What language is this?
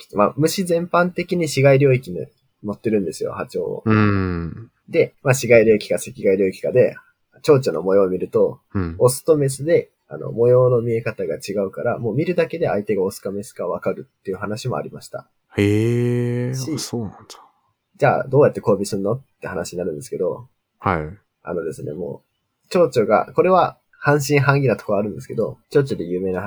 Japanese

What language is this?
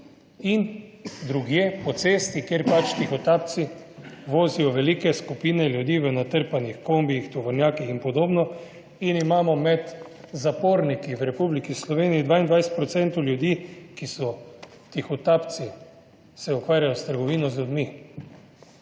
Slovenian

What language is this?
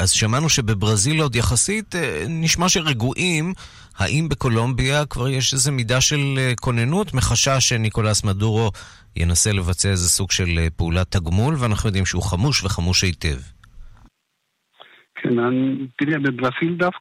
Hebrew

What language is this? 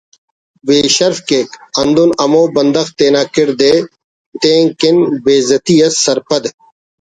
Brahui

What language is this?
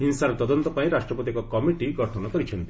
Odia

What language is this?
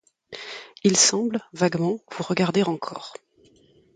French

